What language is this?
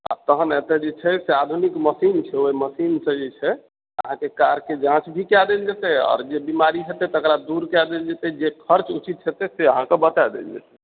Maithili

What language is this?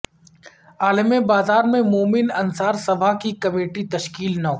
Urdu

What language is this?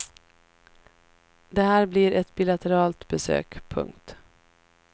Swedish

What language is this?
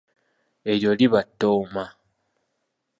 Ganda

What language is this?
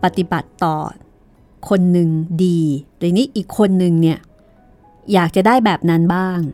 Thai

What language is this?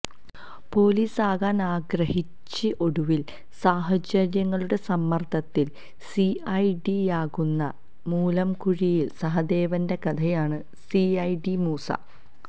Malayalam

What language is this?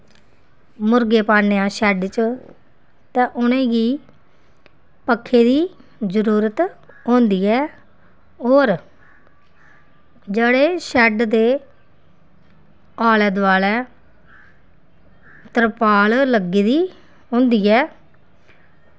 Dogri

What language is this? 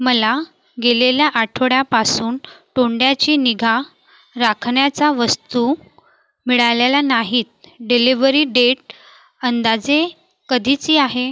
Marathi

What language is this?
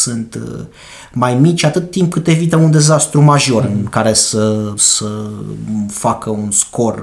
Romanian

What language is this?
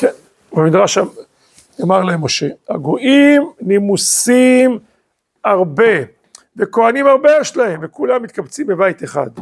Hebrew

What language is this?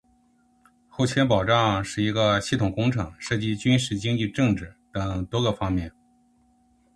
Chinese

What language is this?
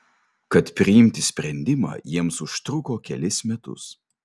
Lithuanian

